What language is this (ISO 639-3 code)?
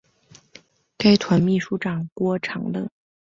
zho